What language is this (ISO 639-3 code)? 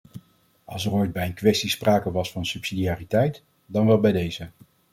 nld